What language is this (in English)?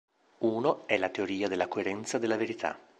Italian